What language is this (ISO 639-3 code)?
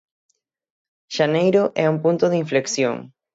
glg